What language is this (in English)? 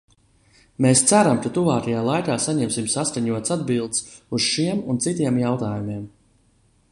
Latvian